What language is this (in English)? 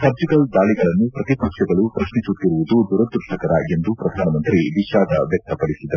Kannada